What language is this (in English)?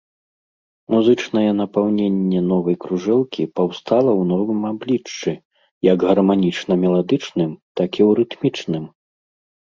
Belarusian